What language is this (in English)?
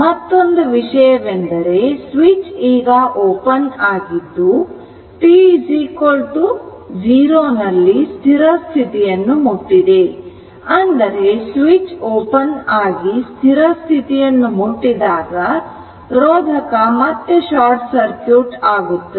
Kannada